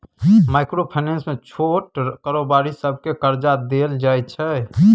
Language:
Maithili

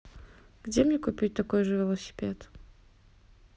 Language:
Russian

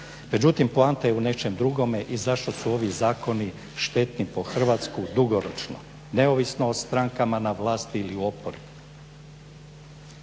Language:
Croatian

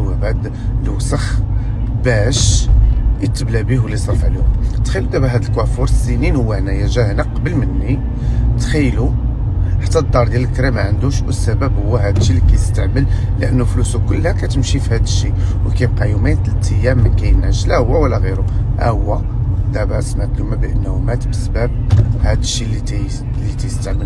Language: Arabic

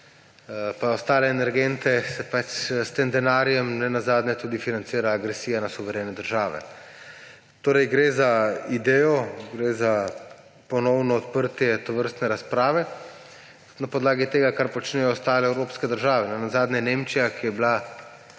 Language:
Slovenian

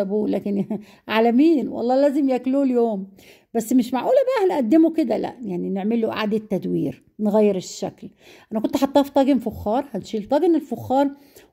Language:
Arabic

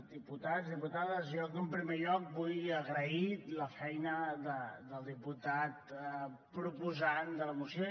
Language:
Catalan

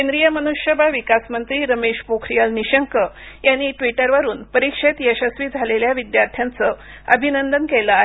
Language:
Marathi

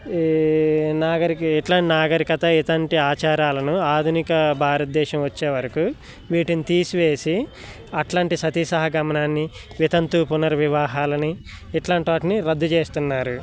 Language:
Telugu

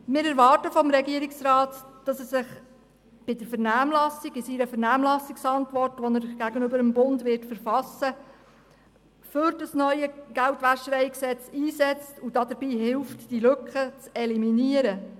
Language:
Swiss German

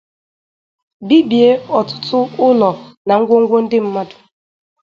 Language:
Igbo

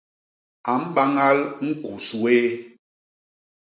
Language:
Basaa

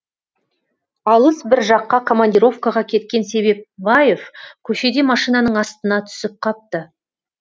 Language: Kazakh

